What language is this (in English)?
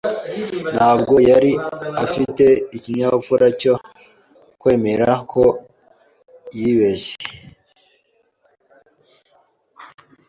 Kinyarwanda